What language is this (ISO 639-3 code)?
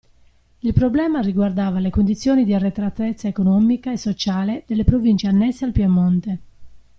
ita